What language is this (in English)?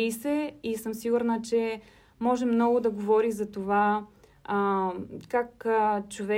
Bulgarian